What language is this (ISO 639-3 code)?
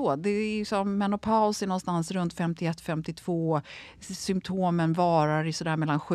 swe